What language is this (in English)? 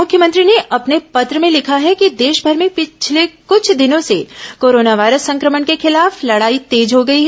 Hindi